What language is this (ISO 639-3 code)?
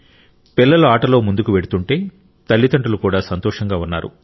tel